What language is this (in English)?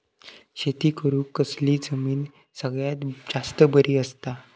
Marathi